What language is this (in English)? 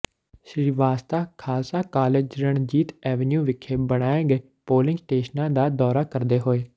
Punjabi